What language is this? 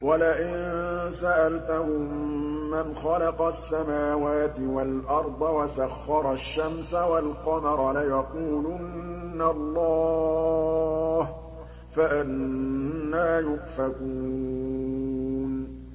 Arabic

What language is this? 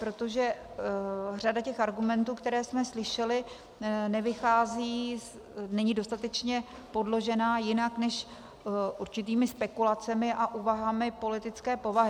Czech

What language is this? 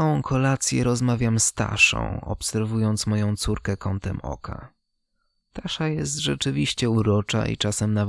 Polish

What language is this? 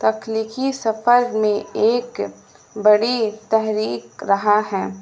Urdu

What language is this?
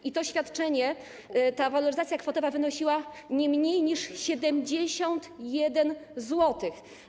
Polish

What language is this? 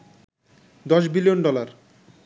Bangla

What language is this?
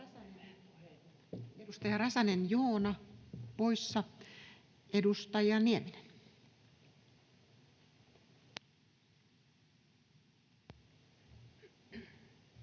Finnish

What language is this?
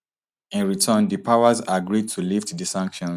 Nigerian Pidgin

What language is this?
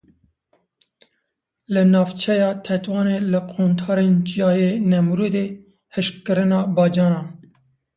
Kurdish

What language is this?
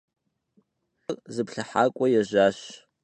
Kabardian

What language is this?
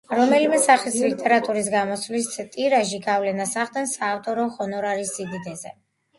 Georgian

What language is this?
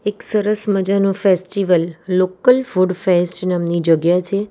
Gujarati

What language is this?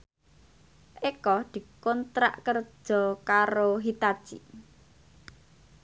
Javanese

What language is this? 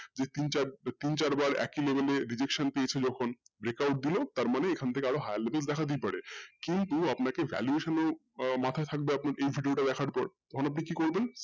Bangla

